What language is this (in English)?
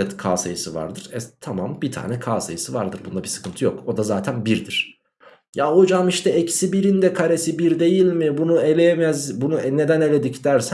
Turkish